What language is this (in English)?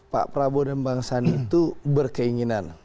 Indonesian